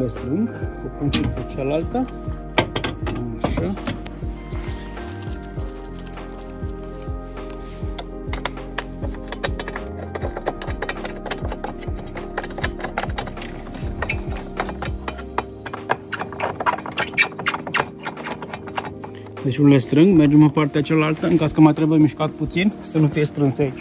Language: Romanian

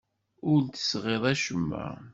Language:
Kabyle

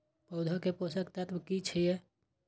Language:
Maithili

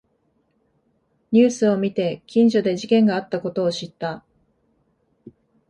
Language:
Japanese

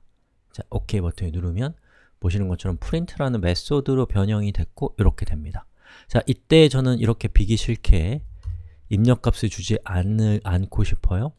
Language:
Korean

